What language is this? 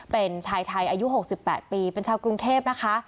Thai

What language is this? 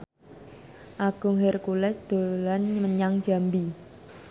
Javanese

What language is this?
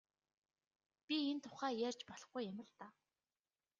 Mongolian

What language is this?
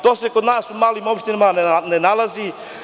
Serbian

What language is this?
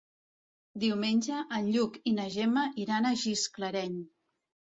Catalan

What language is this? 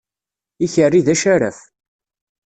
Kabyle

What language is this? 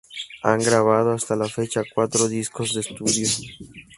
Spanish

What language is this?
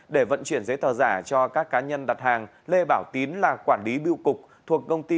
Vietnamese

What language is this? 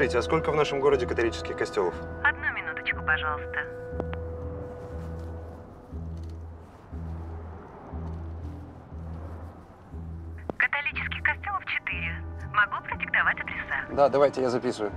Russian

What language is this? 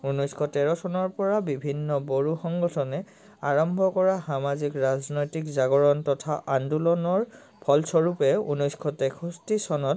Assamese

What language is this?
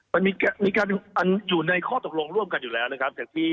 Thai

